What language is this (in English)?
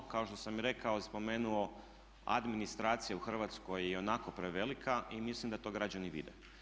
Croatian